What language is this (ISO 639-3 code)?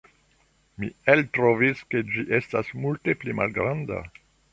epo